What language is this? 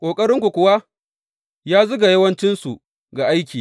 Hausa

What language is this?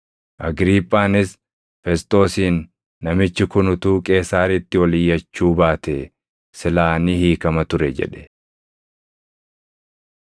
Oromo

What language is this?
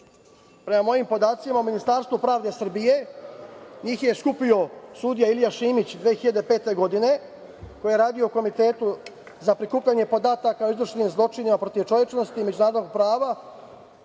Serbian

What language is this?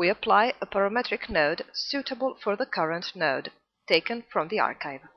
English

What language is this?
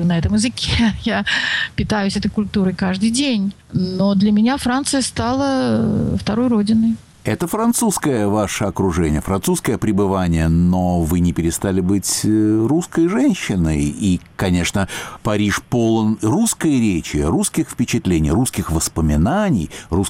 Russian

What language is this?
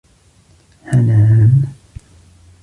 Arabic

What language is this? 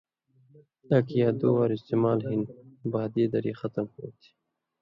Indus Kohistani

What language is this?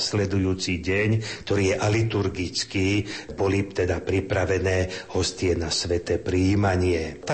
Slovak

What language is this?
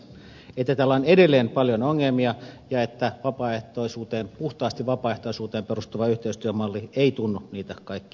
Finnish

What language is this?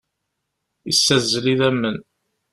Kabyle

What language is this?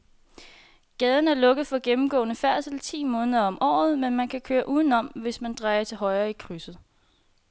Danish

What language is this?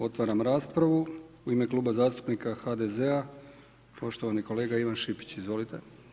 Croatian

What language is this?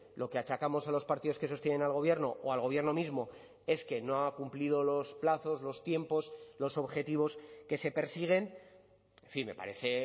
Spanish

